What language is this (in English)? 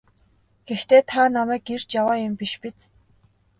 Mongolian